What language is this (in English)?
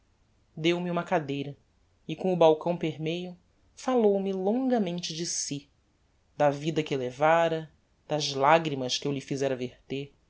Portuguese